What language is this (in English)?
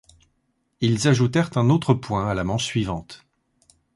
French